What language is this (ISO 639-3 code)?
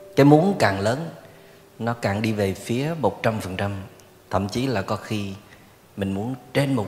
vie